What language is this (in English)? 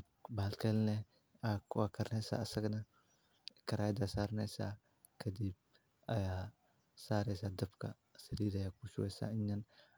Somali